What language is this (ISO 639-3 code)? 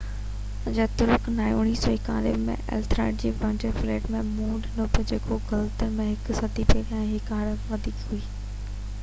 snd